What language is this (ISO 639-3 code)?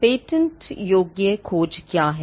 hin